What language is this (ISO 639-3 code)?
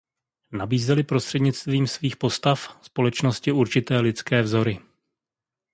ces